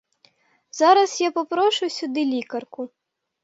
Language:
Ukrainian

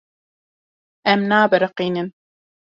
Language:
Kurdish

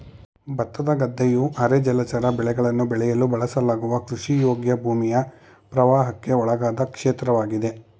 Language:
Kannada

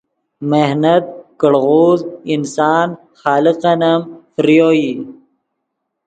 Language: Yidgha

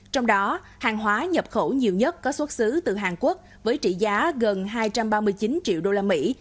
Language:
Vietnamese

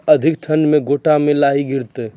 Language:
Maithili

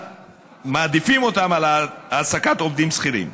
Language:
Hebrew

